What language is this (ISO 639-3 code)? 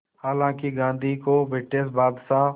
hin